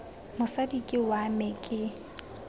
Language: Tswana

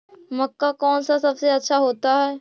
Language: Magahi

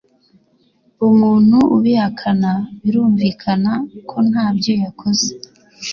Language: Kinyarwanda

